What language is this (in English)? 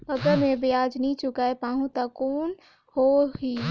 Chhattisgarhi